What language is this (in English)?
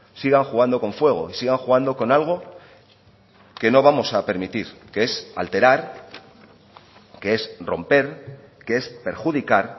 Spanish